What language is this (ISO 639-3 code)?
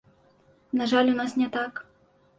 bel